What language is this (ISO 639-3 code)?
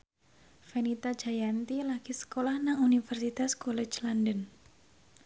jav